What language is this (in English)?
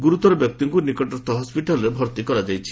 Odia